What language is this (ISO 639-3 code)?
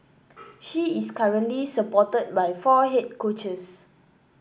eng